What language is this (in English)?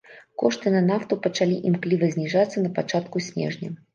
Belarusian